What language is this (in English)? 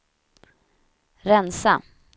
Swedish